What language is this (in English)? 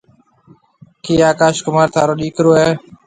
Marwari (Pakistan)